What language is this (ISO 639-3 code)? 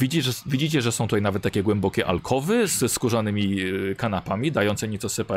pol